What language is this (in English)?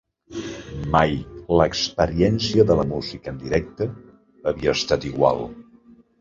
Catalan